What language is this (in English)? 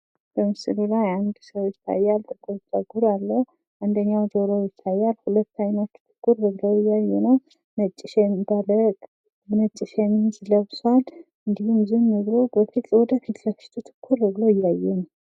Amharic